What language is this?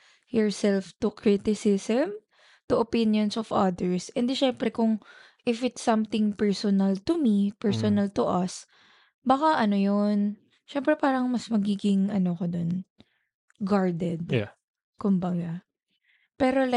Filipino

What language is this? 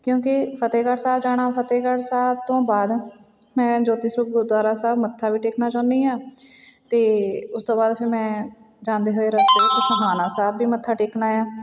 Punjabi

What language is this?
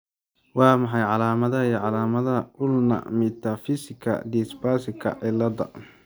Somali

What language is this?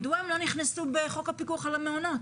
Hebrew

